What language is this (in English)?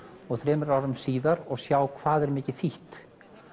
Icelandic